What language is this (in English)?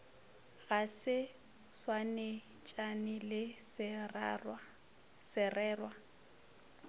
Northern Sotho